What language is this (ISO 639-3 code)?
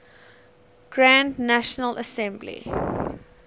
eng